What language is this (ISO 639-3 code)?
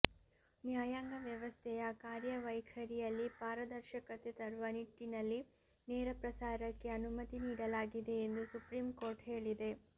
kan